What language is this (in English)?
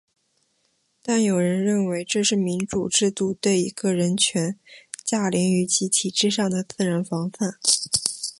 Chinese